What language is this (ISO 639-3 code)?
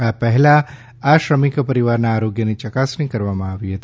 guj